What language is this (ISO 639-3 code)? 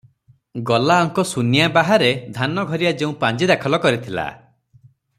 ori